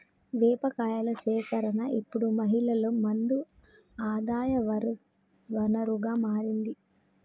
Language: Telugu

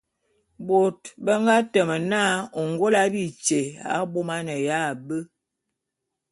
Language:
Bulu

